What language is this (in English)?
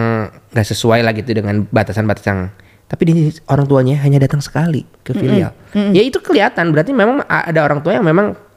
Indonesian